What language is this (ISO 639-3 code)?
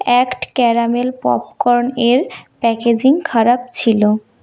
ben